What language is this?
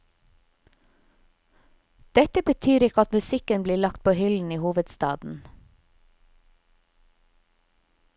Norwegian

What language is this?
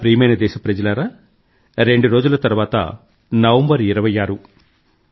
Telugu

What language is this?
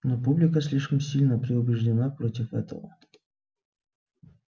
Russian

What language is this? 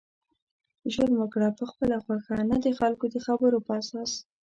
Pashto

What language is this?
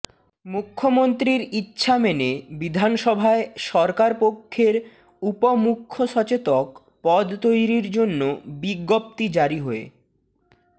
Bangla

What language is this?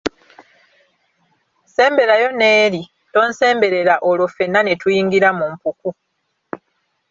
Ganda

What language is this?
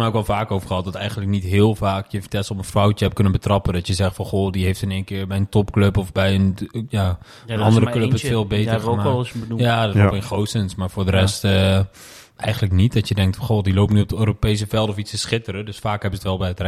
Dutch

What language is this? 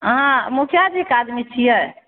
Maithili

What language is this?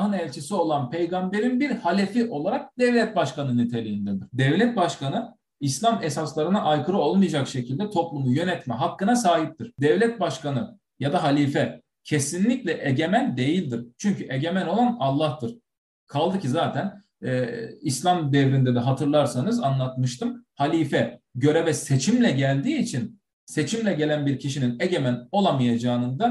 Turkish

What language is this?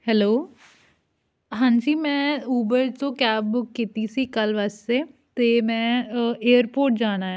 Punjabi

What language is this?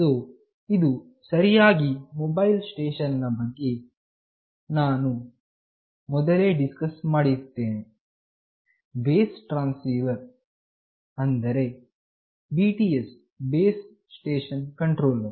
Kannada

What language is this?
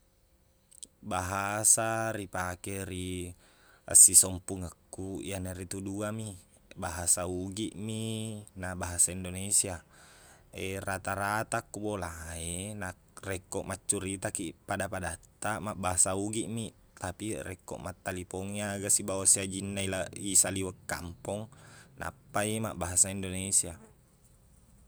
Buginese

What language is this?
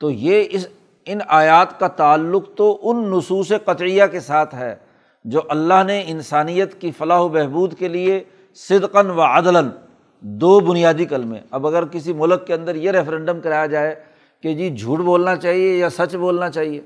Urdu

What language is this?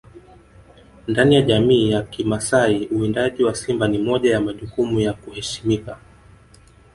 Swahili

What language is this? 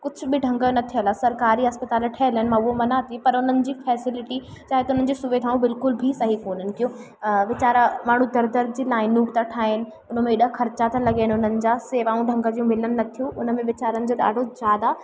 Sindhi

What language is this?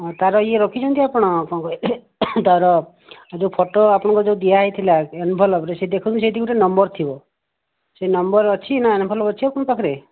Odia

